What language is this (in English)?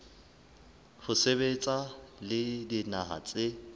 Southern Sotho